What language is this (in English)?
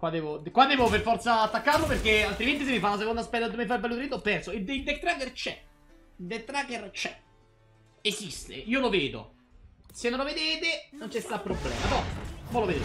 Italian